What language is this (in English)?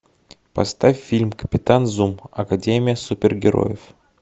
Russian